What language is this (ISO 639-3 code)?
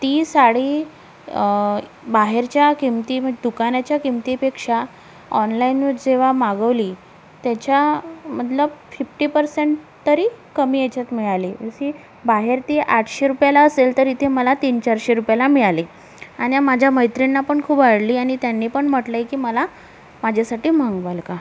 mar